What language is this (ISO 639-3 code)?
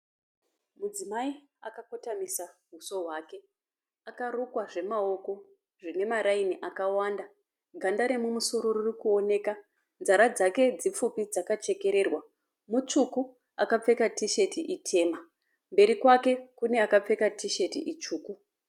sna